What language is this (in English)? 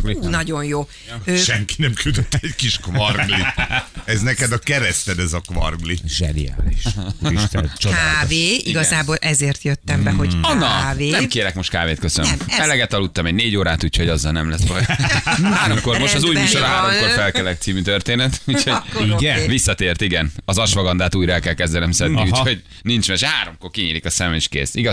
Hungarian